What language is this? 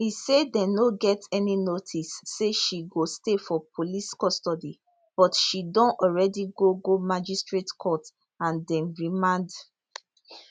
Nigerian Pidgin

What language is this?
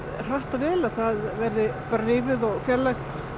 Icelandic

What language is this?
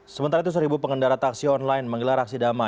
Indonesian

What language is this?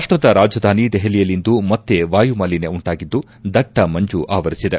Kannada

